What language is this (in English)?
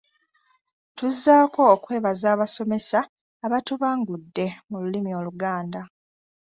Ganda